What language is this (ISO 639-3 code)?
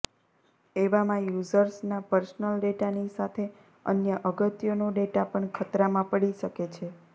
guj